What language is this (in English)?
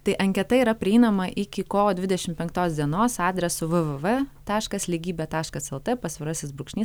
Lithuanian